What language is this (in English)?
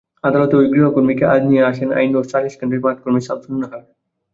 Bangla